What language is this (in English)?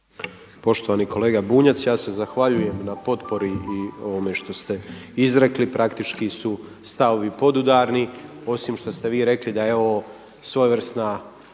Croatian